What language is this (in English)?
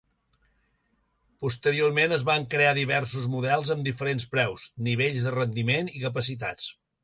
Catalan